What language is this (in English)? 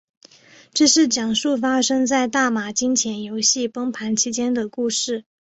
Chinese